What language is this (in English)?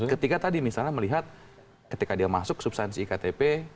Indonesian